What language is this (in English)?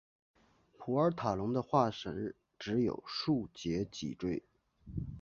Chinese